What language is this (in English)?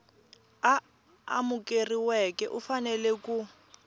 Tsonga